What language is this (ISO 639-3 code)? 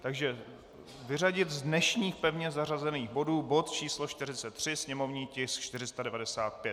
ces